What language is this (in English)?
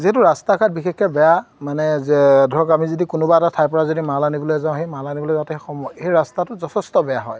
Assamese